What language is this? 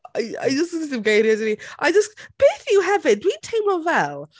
Welsh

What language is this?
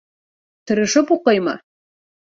Bashkir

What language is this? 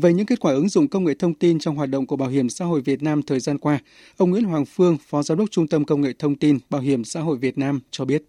Vietnamese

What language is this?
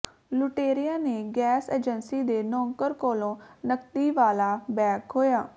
Punjabi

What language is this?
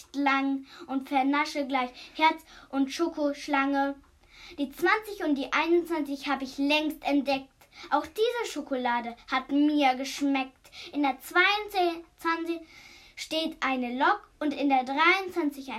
German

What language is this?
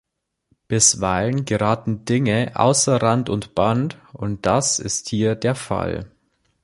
German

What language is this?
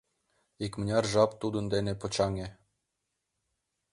Mari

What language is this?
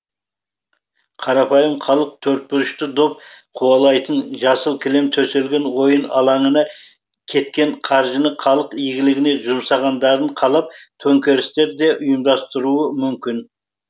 Kazakh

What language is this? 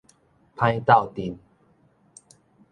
Min Nan Chinese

